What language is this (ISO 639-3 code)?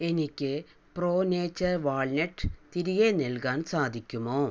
mal